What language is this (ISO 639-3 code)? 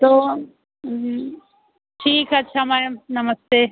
hin